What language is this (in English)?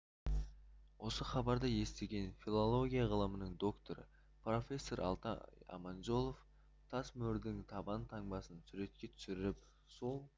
Kazakh